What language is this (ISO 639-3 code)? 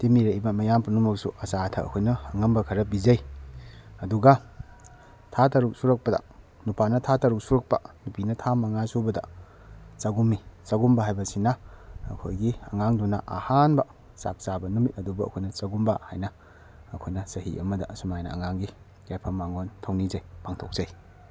mni